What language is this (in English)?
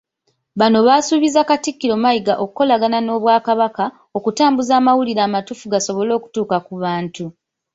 Ganda